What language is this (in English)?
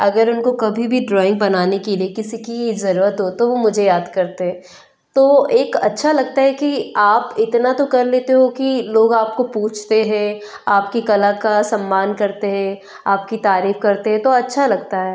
Hindi